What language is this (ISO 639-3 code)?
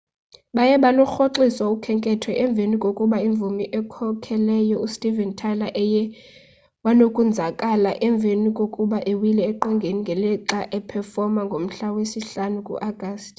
xho